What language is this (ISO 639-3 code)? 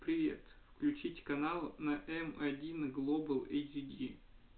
rus